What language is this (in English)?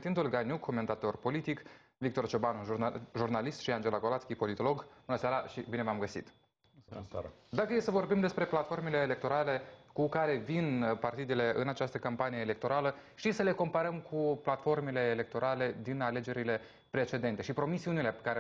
Romanian